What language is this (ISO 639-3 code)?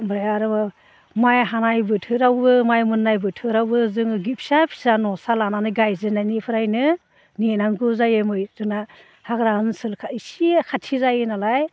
brx